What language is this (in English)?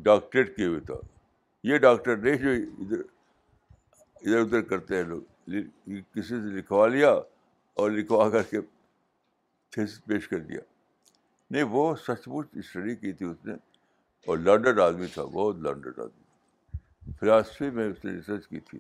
Urdu